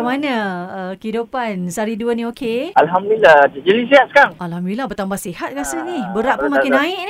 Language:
Malay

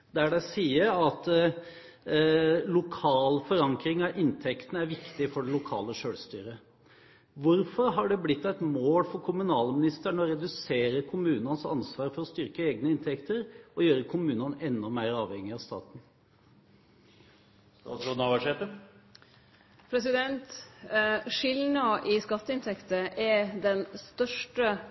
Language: Norwegian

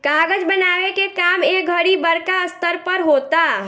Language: Bhojpuri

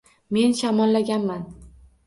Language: Uzbek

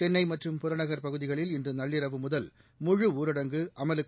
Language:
Tamil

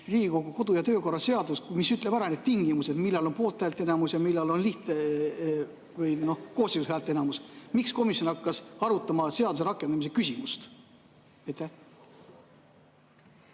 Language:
Estonian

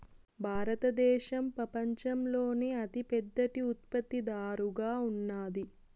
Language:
Telugu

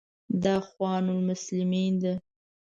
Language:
Pashto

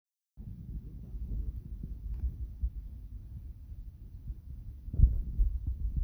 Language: Kalenjin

